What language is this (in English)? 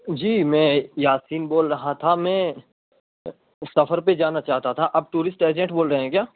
Urdu